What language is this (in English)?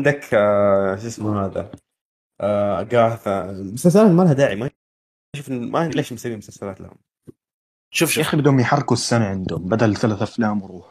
Arabic